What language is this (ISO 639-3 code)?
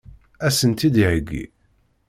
kab